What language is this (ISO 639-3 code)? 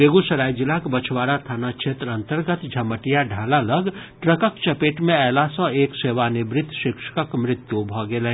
mai